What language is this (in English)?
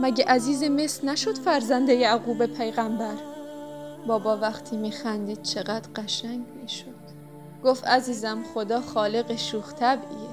Persian